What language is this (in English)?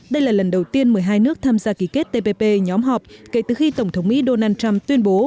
Vietnamese